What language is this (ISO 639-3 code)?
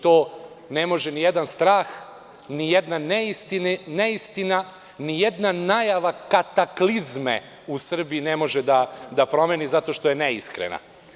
srp